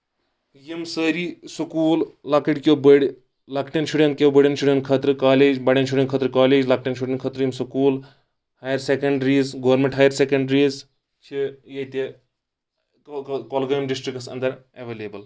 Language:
Kashmiri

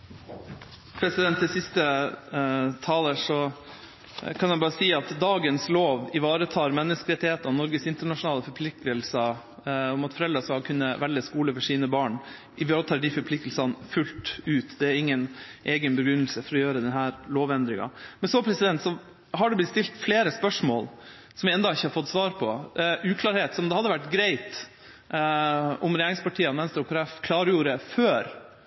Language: Norwegian Bokmål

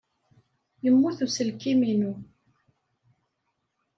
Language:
Kabyle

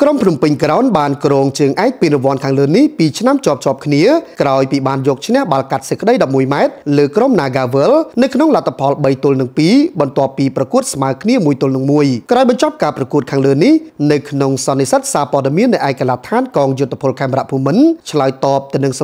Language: Indonesian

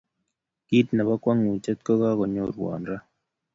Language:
Kalenjin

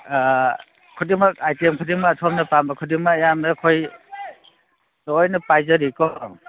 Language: Manipuri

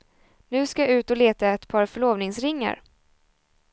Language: Swedish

